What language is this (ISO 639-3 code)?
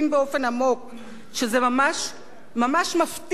heb